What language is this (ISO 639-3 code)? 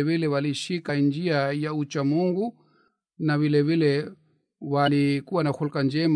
swa